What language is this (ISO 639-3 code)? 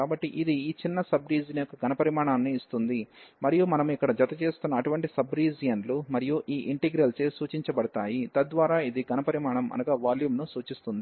tel